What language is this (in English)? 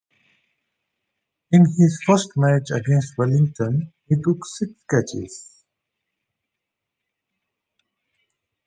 English